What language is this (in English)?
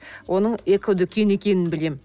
Kazakh